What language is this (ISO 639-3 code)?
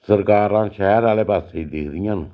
doi